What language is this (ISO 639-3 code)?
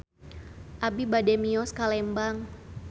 sun